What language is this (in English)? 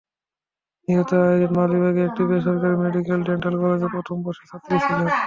Bangla